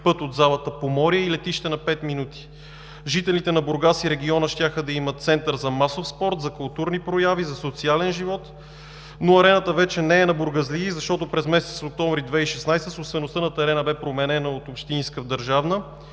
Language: Bulgarian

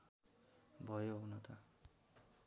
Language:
Nepali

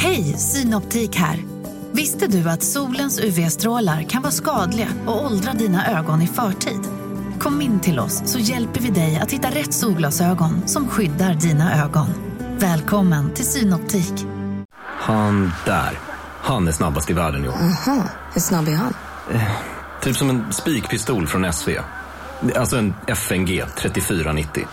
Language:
Swedish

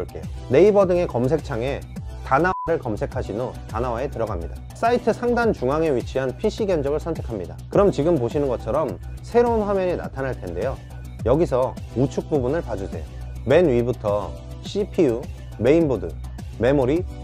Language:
Korean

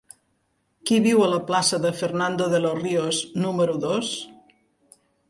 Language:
Catalan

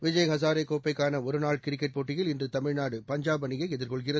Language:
Tamil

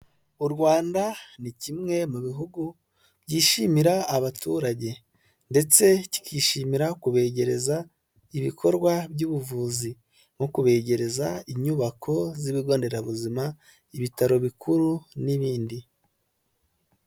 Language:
Kinyarwanda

